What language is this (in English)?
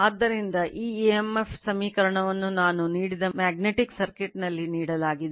Kannada